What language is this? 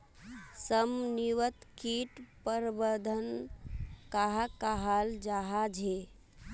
Magahi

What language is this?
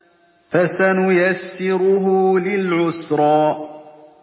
Arabic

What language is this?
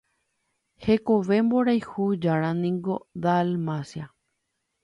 Guarani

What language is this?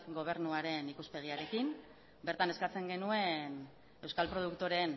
Basque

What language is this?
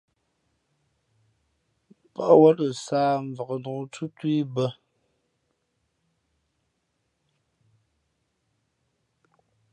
Fe'fe'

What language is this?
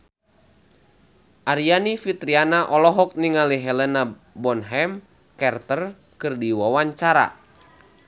Sundanese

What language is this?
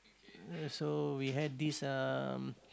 English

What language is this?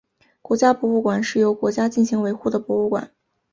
Chinese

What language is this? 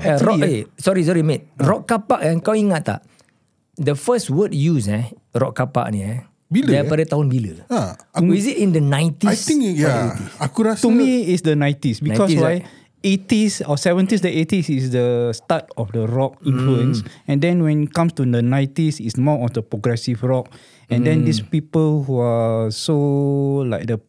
Malay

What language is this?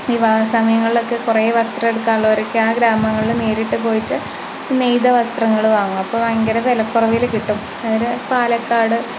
Malayalam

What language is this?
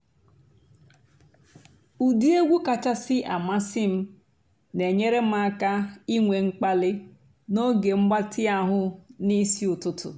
Igbo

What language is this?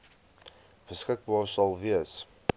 Afrikaans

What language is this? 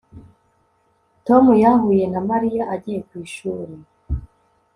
Kinyarwanda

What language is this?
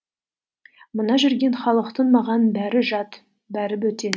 Kazakh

